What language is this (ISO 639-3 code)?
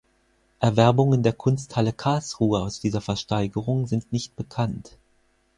deu